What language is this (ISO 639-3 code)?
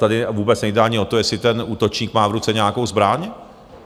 ces